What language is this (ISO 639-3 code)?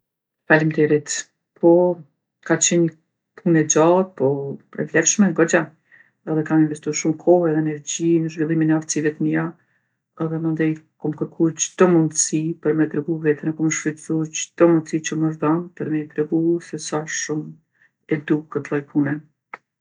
aln